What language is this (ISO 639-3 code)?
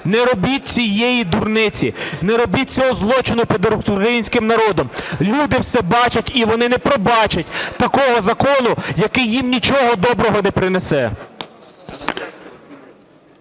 ukr